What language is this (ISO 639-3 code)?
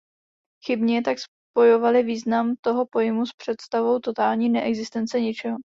ces